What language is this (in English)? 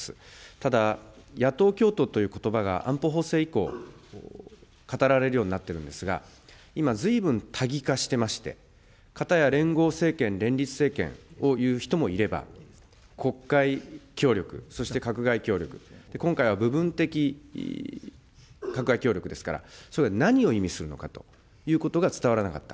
Japanese